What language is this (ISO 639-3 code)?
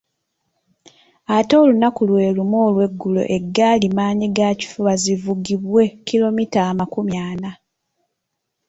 lug